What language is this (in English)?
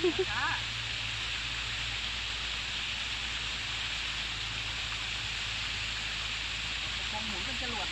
Thai